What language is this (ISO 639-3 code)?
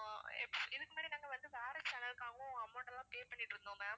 tam